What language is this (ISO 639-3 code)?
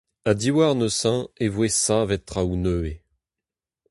bre